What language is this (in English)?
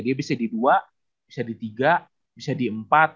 Indonesian